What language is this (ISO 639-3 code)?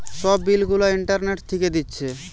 ben